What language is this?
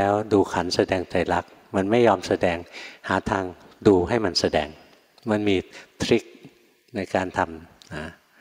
Thai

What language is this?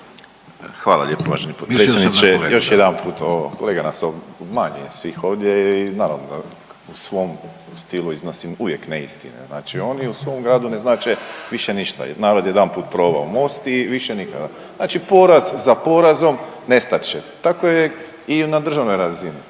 Croatian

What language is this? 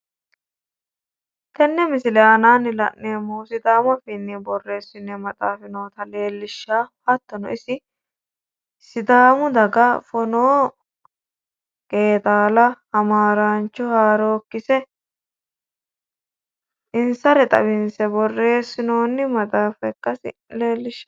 Sidamo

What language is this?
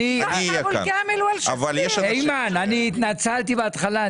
Hebrew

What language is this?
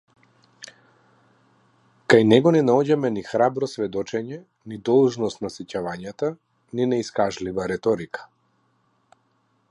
Macedonian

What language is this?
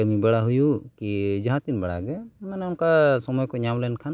Santali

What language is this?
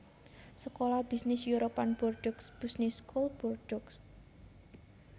Javanese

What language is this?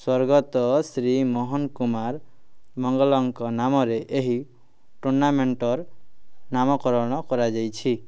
Odia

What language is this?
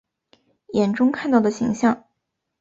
Chinese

